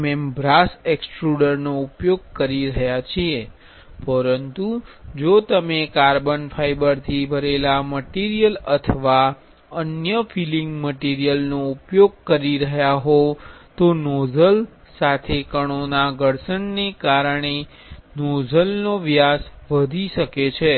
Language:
Gujarati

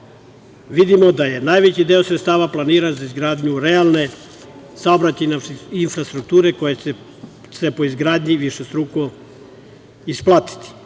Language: Serbian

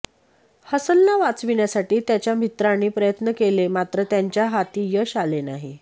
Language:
Marathi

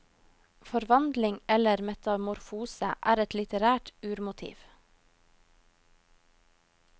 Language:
Norwegian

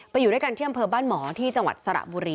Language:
Thai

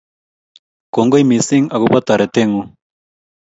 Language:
Kalenjin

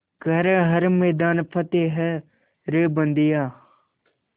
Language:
Hindi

